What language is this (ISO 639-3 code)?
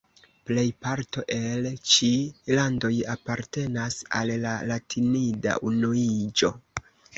epo